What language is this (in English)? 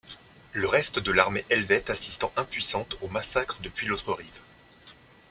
French